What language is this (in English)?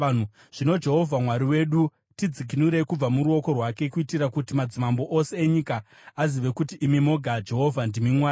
Shona